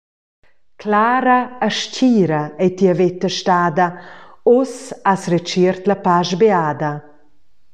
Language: Romansh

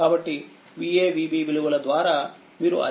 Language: Telugu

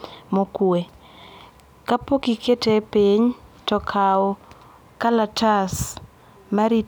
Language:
Luo (Kenya and Tanzania)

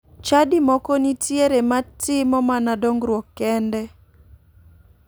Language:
Luo (Kenya and Tanzania)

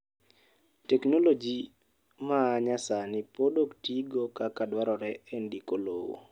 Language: Luo (Kenya and Tanzania)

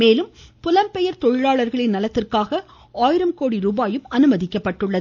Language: Tamil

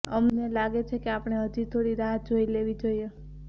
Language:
Gujarati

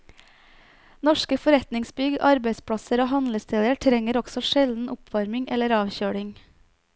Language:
Norwegian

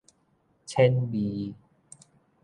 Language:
Min Nan Chinese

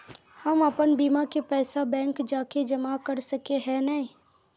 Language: Magahi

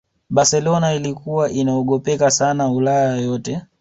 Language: Swahili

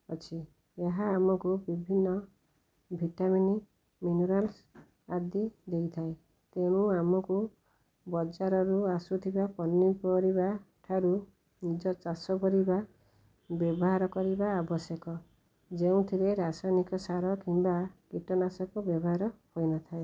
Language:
Odia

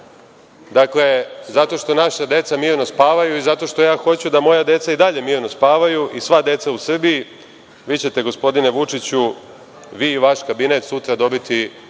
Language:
Serbian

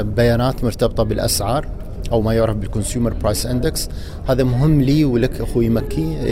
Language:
Arabic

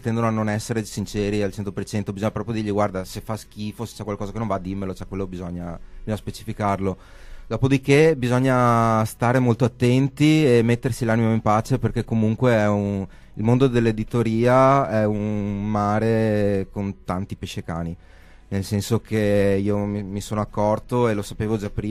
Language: Italian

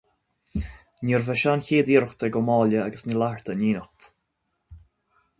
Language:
Irish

